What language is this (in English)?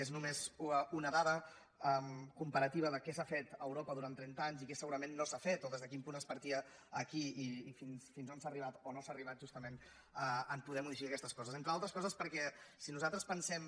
Catalan